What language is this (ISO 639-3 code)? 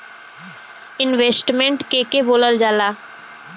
bho